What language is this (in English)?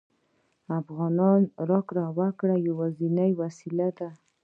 Pashto